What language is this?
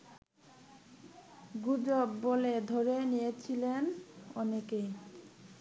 Bangla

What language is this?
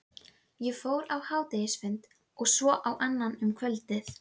Icelandic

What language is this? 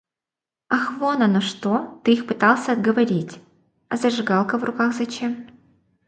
Russian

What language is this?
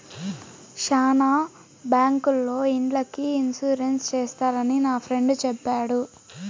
Telugu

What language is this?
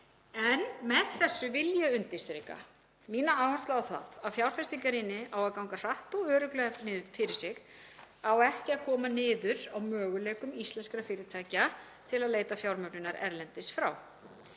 Icelandic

